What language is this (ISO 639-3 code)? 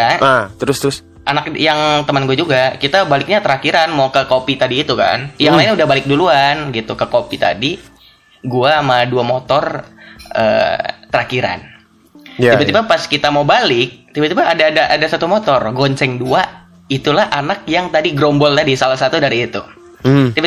ind